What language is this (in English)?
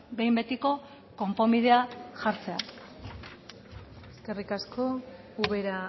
Basque